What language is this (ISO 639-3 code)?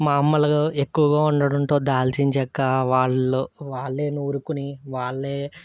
tel